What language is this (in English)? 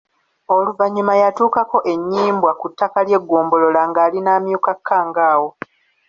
Ganda